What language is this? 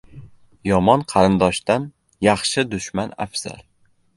Uzbek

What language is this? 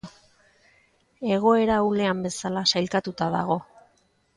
Basque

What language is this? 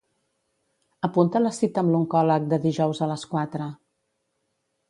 Catalan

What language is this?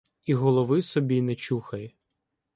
Ukrainian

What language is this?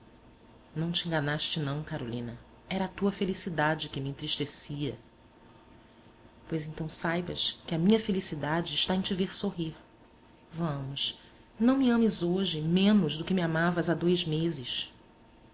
Portuguese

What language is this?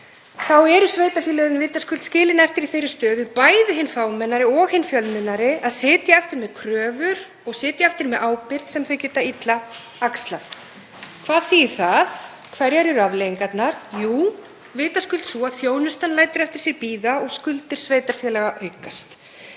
Icelandic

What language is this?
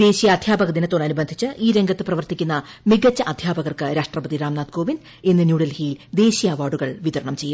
Malayalam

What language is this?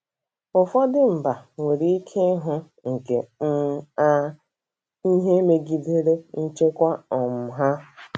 Igbo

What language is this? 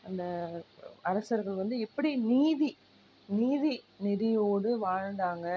Tamil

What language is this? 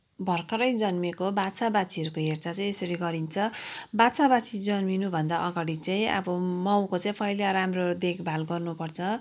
Nepali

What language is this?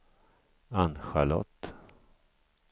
Swedish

